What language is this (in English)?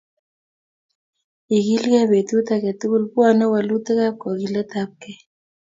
Kalenjin